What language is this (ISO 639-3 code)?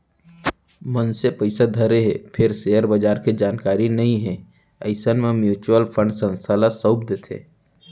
hne